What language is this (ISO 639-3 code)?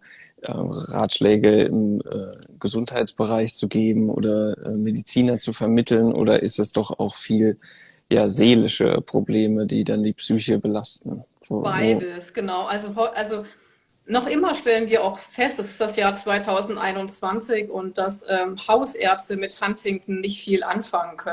deu